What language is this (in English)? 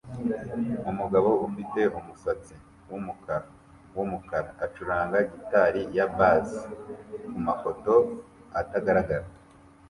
Kinyarwanda